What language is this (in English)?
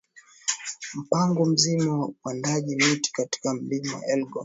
Swahili